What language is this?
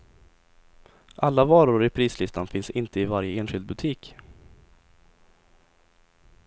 Swedish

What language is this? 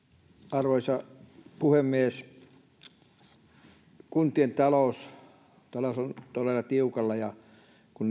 Finnish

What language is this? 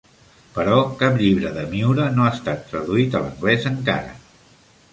Catalan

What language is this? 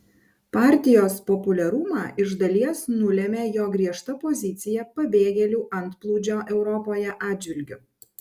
Lithuanian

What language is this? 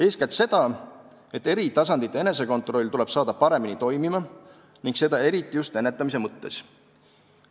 Estonian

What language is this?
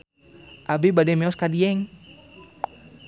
Sundanese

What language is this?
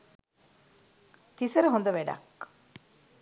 Sinhala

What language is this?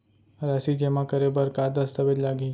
Chhattisgarhi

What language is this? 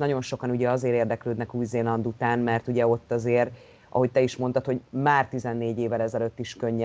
Hungarian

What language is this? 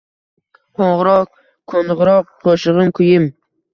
Uzbek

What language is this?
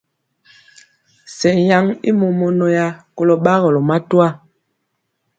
Mpiemo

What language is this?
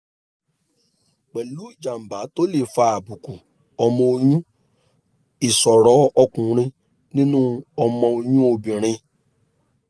Yoruba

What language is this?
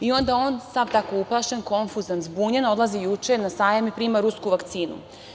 Serbian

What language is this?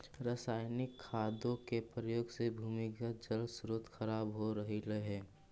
Magahi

